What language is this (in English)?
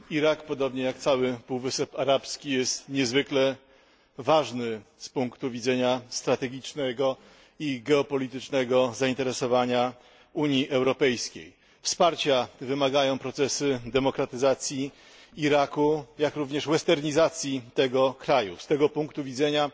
Polish